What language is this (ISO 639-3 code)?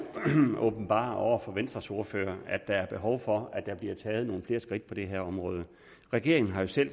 dan